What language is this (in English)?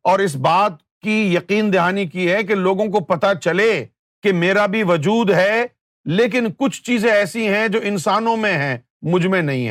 Urdu